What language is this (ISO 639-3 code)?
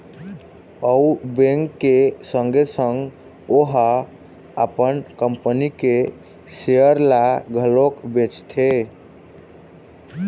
hne